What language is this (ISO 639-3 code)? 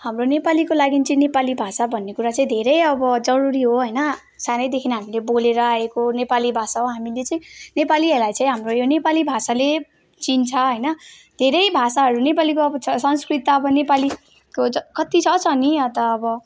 nep